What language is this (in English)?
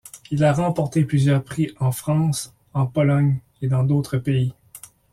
French